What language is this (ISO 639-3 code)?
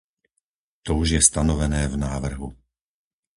slk